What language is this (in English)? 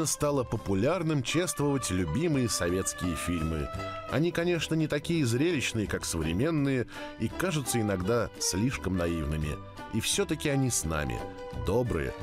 Russian